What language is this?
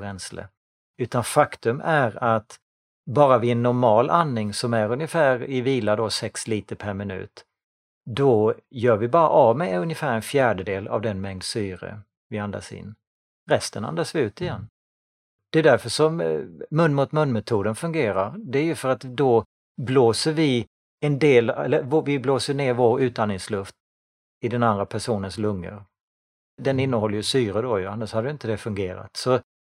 Swedish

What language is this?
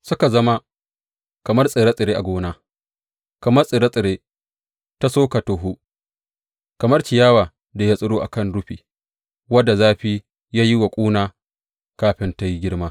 Hausa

